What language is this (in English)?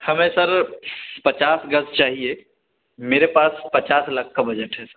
Urdu